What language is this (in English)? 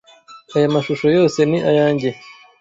Kinyarwanda